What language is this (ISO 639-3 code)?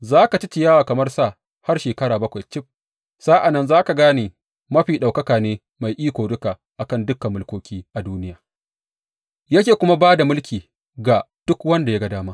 hau